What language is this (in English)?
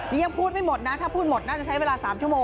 Thai